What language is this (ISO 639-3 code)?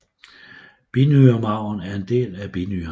dan